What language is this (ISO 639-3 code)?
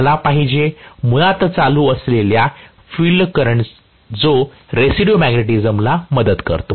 mar